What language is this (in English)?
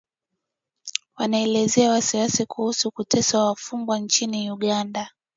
Swahili